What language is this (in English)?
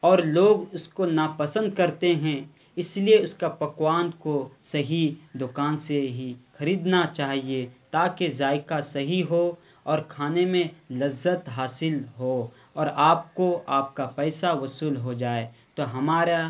Urdu